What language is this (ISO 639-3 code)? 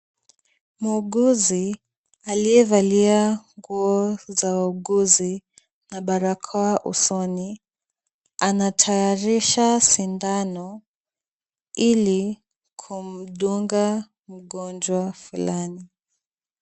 swa